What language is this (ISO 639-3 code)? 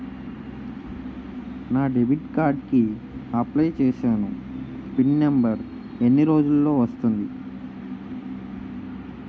tel